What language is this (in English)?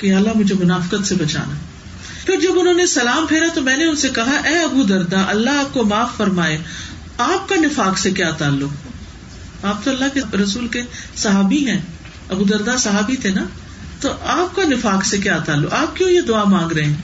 Urdu